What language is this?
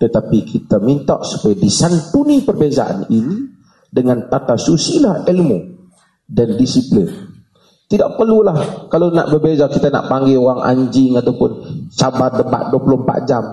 Malay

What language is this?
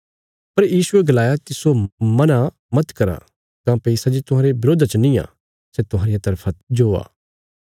Bilaspuri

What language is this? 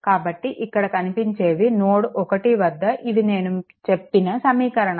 Telugu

